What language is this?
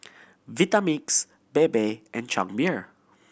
English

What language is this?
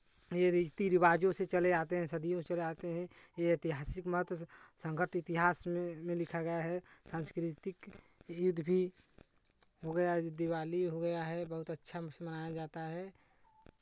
Hindi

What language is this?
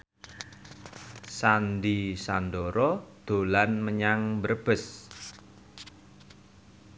Javanese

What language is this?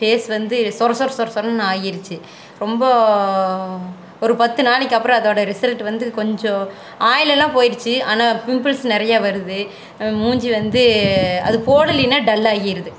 Tamil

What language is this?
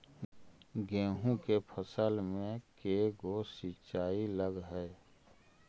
Magahi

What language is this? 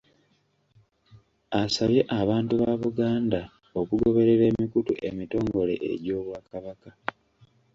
Ganda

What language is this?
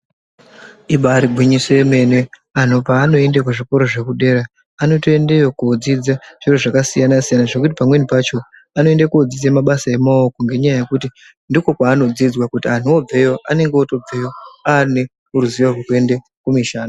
Ndau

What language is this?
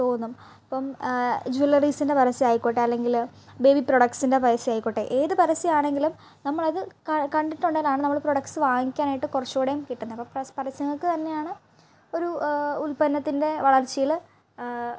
Malayalam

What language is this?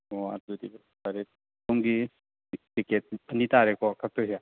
Manipuri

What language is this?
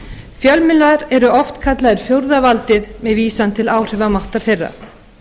Icelandic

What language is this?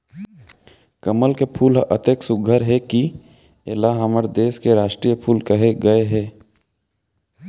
Chhattisgarhi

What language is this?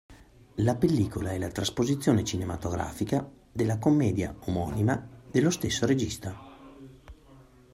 Italian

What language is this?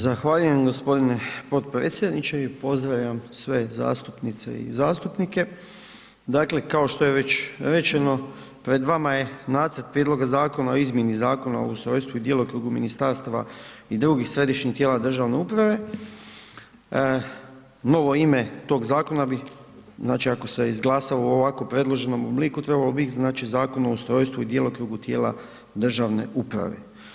Croatian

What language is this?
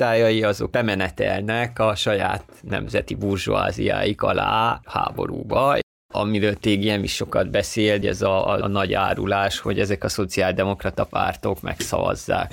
Hungarian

